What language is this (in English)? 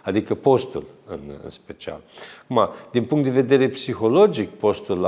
Romanian